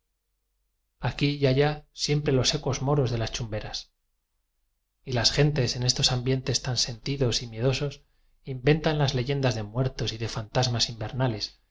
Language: Spanish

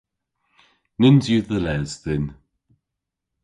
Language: Cornish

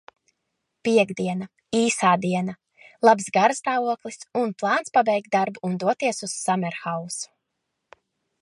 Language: Latvian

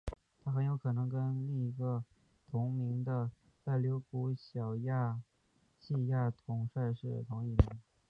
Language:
Chinese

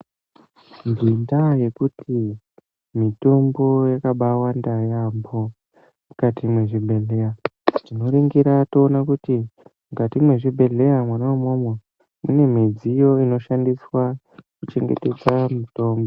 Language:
Ndau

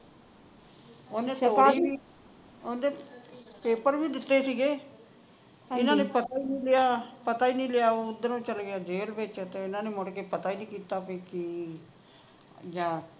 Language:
Punjabi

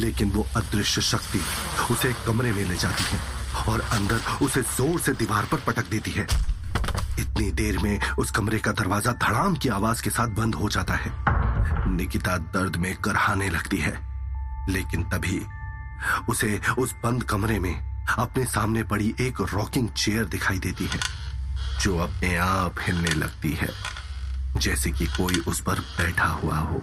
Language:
Hindi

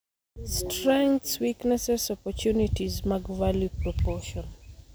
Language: Luo (Kenya and Tanzania)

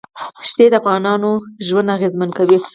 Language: Pashto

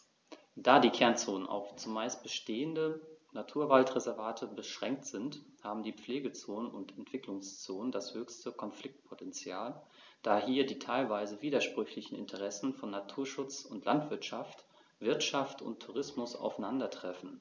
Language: German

